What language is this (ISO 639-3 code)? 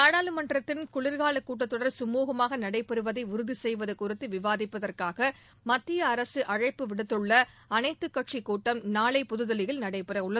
tam